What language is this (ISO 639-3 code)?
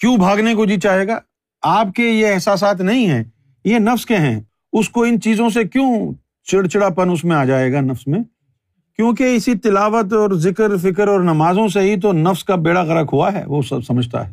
urd